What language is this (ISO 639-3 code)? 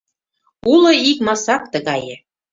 chm